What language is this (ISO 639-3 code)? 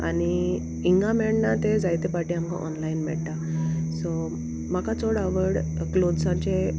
kok